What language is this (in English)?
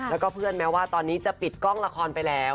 Thai